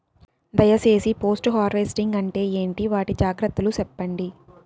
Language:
Telugu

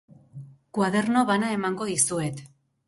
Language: Basque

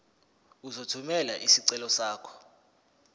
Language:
Zulu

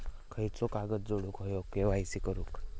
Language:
Marathi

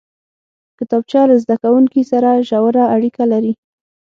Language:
Pashto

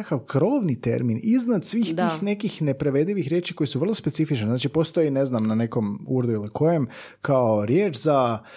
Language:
Croatian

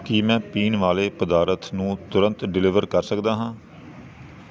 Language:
Punjabi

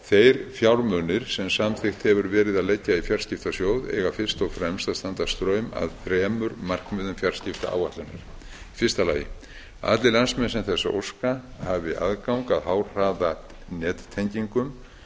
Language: Icelandic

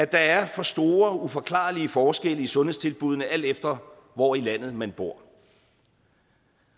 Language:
Danish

